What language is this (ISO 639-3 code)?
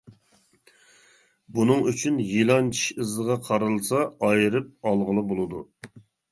uig